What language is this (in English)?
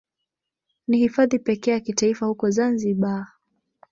Swahili